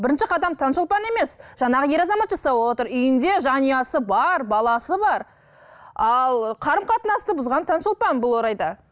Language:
Kazakh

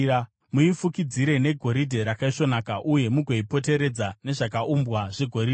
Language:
Shona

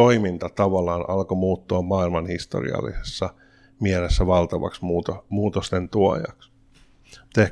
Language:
Finnish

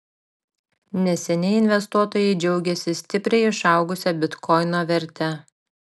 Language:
Lithuanian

